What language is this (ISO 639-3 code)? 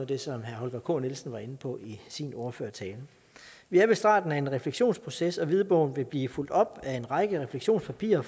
dan